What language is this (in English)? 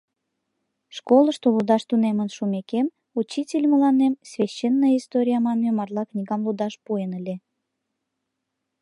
Mari